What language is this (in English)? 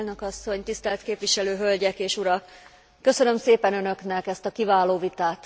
Hungarian